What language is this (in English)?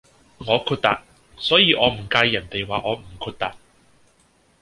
Cantonese